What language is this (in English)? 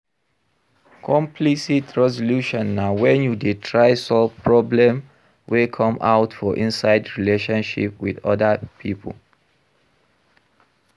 Nigerian Pidgin